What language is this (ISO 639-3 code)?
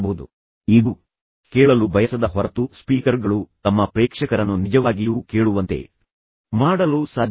kan